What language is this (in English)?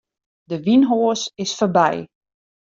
Western Frisian